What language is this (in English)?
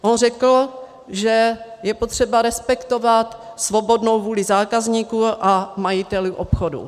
Czech